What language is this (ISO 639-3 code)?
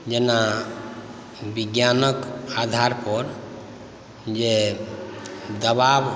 mai